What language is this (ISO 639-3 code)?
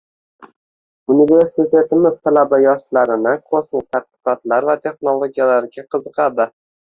uzb